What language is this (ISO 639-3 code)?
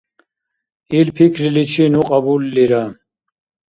dar